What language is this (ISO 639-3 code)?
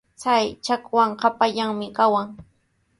qws